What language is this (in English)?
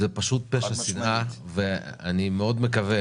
Hebrew